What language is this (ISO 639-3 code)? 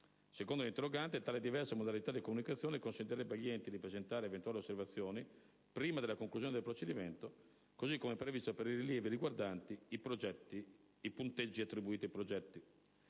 ita